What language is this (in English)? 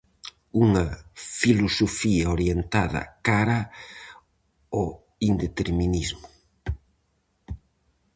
Galician